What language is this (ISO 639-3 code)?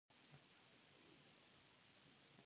pus